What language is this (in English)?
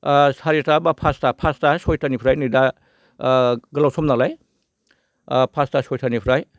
Bodo